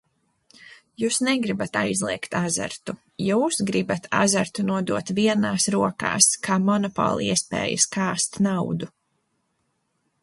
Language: Latvian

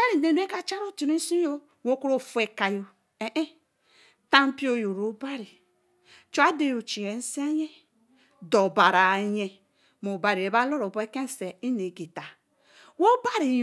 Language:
Eleme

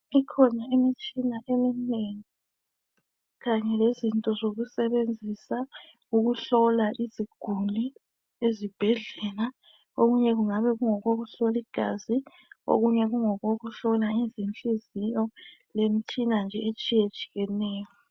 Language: North Ndebele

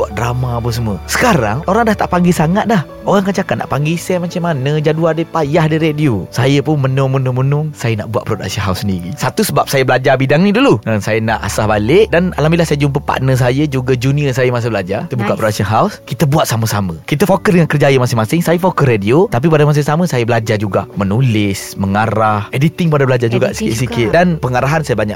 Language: Malay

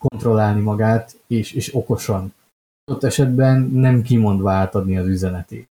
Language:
Hungarian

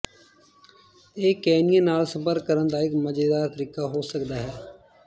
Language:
Punjabi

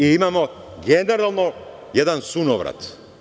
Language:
Serbian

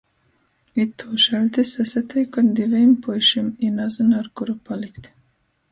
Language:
Latgalian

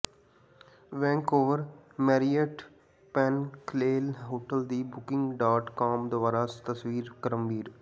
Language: Punjabi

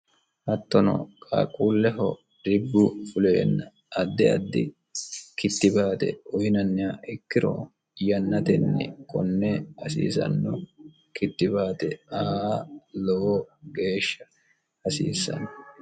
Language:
Sidamo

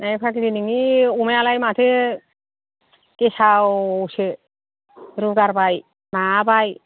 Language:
Bodo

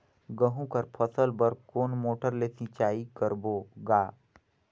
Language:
Chhattisgarhi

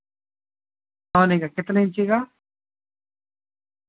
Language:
Urdu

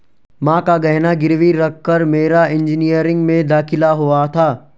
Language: Hindi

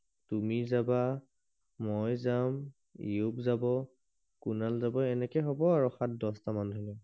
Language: Assamese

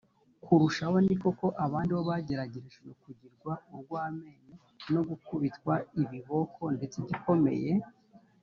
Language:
Kinyarwanda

